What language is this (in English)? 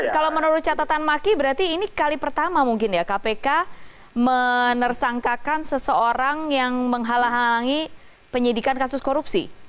Indonesian